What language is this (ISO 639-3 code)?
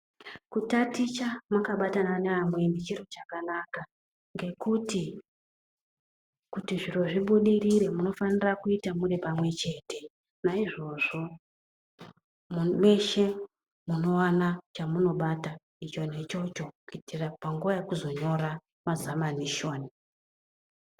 ndc